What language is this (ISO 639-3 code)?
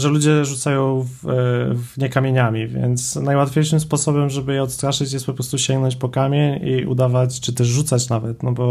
pol